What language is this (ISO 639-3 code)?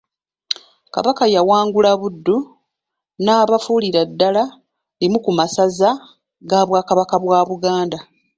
lug